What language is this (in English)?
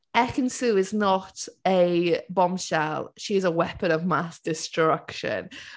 English